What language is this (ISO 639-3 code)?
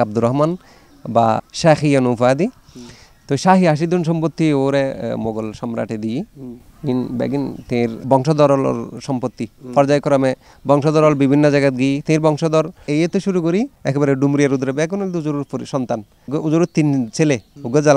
ara